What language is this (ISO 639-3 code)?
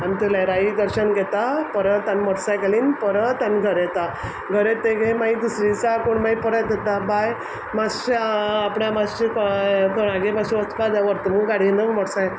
kok